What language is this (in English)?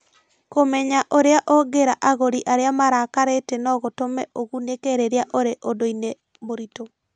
Kikuyu